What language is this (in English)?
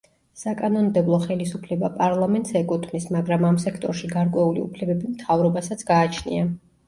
Georgian